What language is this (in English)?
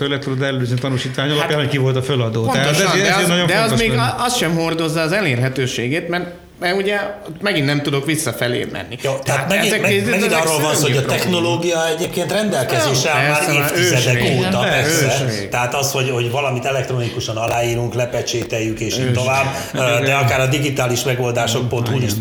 Hungarian